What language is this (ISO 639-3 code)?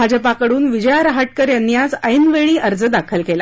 mar